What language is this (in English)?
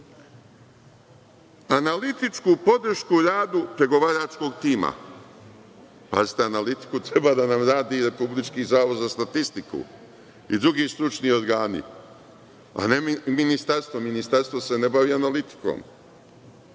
Serbian